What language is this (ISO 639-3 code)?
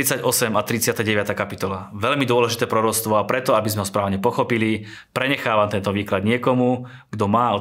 slk